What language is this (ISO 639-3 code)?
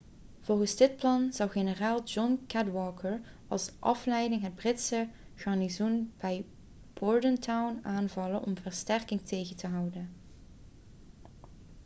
nld